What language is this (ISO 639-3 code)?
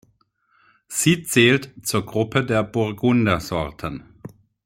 deu